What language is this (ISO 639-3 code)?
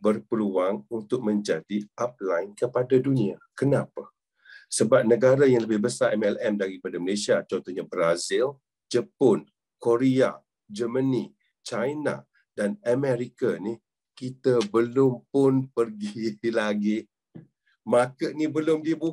msa